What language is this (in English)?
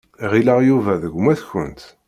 Kabyle